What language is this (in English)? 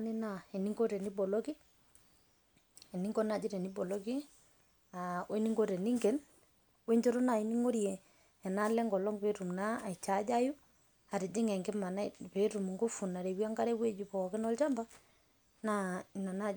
Masai